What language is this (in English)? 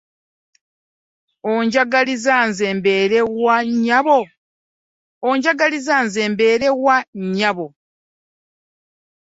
Ganda